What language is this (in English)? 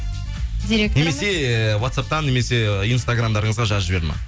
Kazakh